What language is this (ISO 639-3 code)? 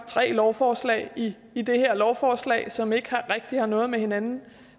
dan